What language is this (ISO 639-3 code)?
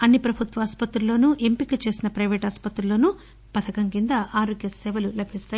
tel